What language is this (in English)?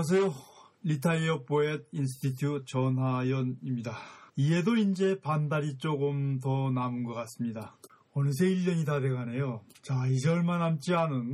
Korean